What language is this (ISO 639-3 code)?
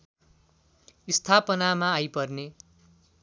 nep